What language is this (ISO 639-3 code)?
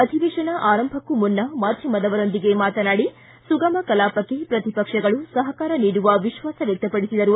kan